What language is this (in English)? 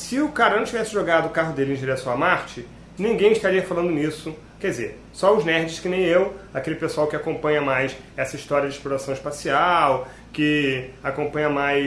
Portuguese